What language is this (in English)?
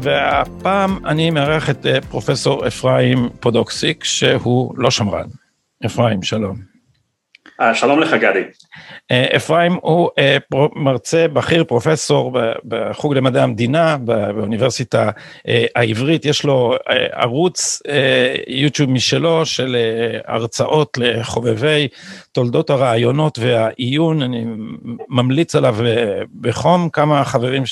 Hebrew